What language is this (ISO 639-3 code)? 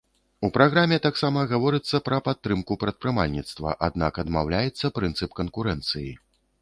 bel